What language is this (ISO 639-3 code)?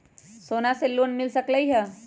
mag